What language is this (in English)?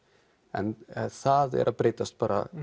Icelandic